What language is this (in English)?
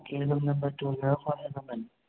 Manipuri